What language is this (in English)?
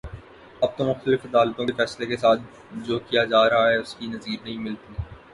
Urdu